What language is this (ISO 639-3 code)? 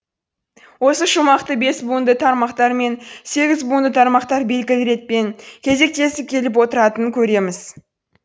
kaz